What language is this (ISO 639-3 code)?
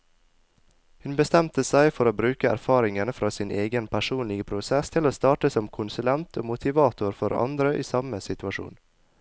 nor